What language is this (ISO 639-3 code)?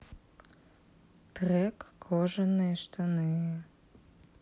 rus